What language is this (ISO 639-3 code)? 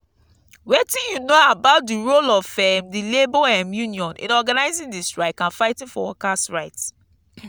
pcm